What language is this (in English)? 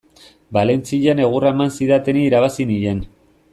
Basque